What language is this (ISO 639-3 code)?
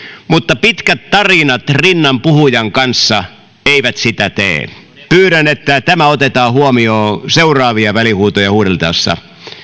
fin